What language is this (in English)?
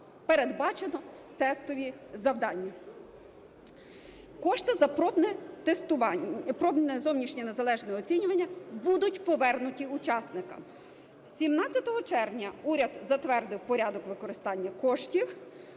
Ukrainian